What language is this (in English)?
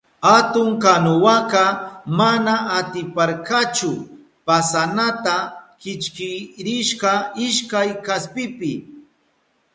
Southern Pastaza Quechua